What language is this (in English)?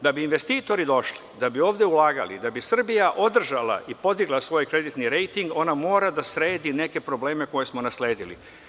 Serbian